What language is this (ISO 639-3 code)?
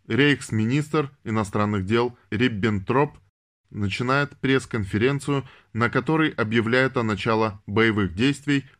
rus